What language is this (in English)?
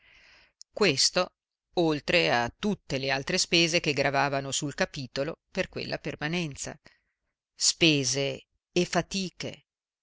Italian